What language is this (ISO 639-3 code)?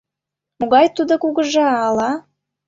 chm